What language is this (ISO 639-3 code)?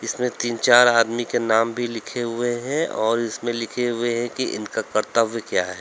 hin